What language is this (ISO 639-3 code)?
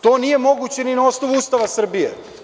srp